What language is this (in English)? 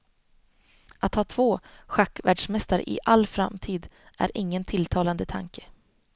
Swedish